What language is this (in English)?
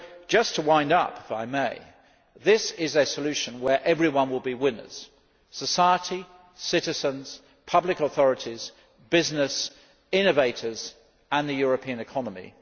English